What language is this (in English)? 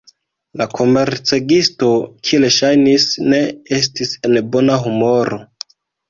Esperanto